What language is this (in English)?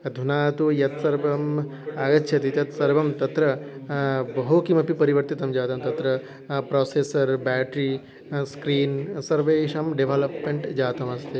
Sanskrit